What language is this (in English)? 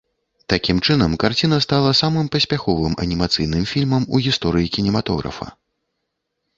Belarusian